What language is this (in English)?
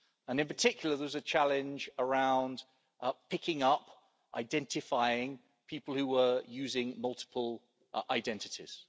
English